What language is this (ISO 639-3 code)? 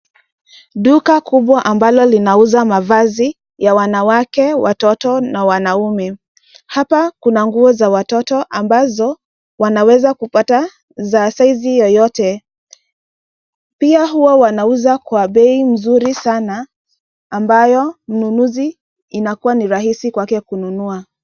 swa